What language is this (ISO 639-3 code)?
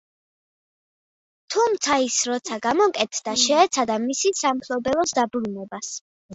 kat